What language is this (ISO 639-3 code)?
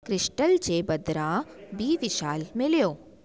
snd